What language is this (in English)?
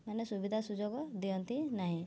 Odia